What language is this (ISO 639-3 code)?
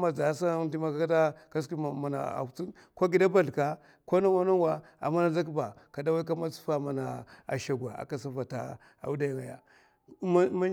maf